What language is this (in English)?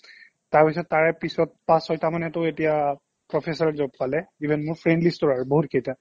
Assamese